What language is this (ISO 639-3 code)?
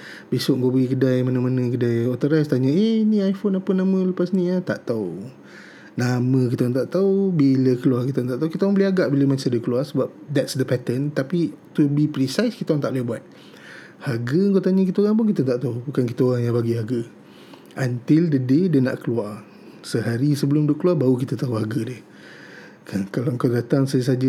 msa